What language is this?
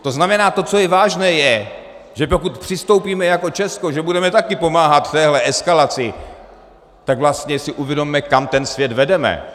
Czech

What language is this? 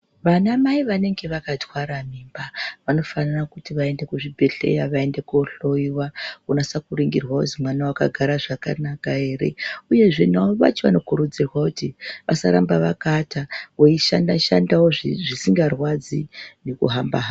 Ndau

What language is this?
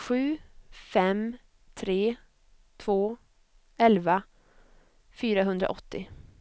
Swedish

